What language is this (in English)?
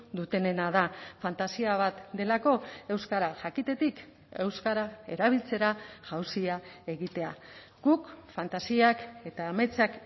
Basque